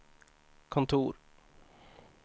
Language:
Swedish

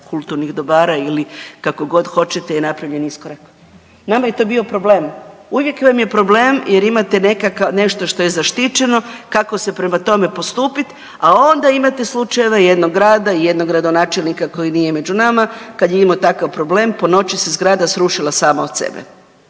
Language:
Croatian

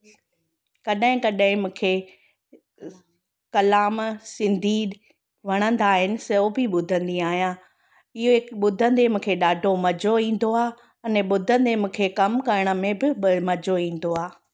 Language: Sindhi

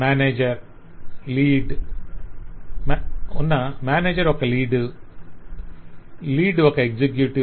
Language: Telugu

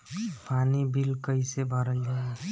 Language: Bhojpuri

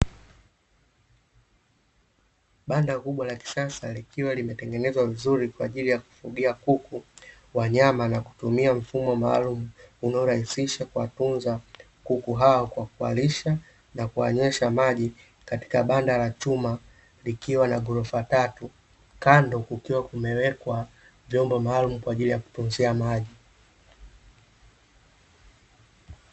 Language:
Swahili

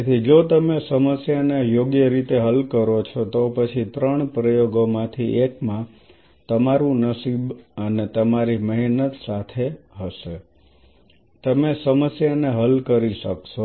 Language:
Gujarati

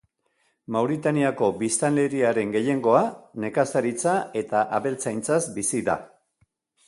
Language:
Basque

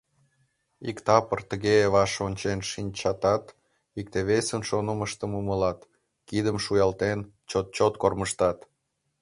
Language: Mari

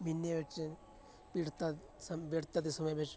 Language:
Punjabi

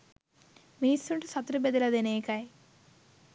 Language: Sinhala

